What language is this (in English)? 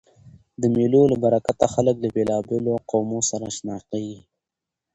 Pashto